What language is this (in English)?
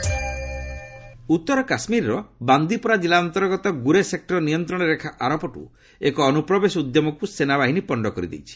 Odia